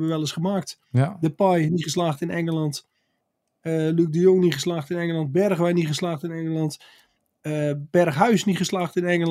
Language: Dutch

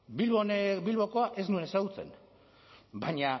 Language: Basque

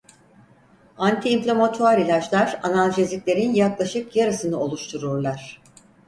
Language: Turkish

